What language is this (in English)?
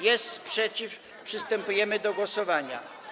Polish